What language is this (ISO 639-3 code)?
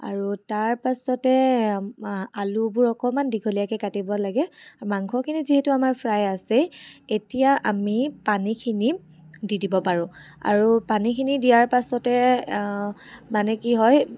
asm